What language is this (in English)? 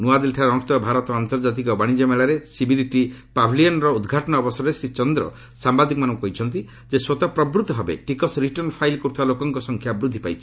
Odia